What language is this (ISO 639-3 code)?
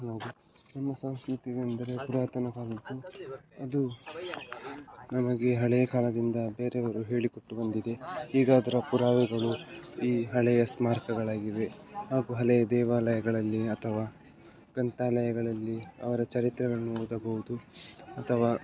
kan